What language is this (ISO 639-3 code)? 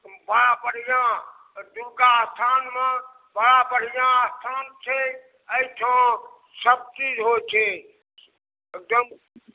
mai